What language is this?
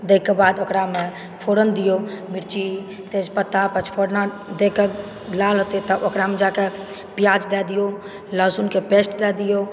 Maithili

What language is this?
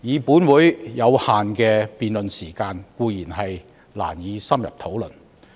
Cantonese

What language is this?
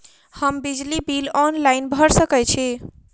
Maithili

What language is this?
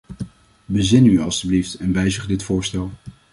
Dutch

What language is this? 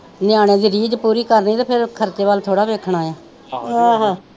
Punjabi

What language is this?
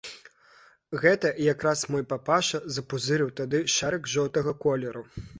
Belarusian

